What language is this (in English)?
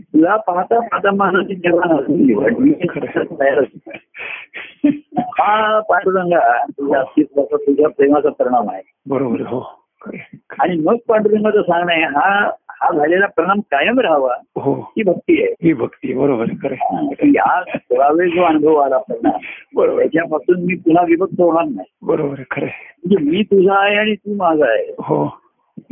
Marathi